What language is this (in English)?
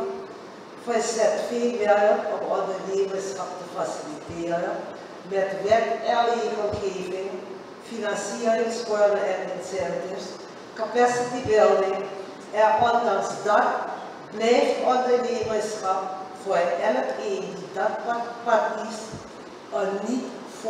Dutch